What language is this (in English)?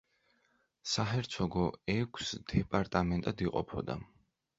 Georgian